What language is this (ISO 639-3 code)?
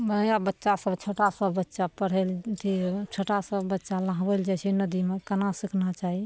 mai